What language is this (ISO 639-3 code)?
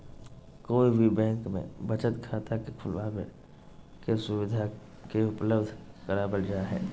mag